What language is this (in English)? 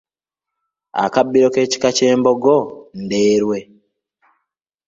Ganda